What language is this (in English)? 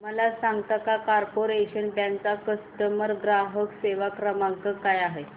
Marathi